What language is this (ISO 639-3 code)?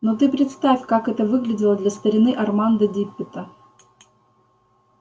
rus